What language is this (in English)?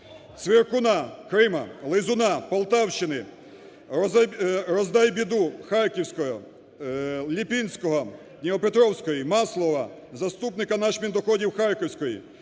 Ukrainian